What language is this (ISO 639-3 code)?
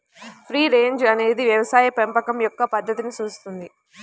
tel